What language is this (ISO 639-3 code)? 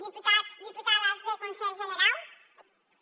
cat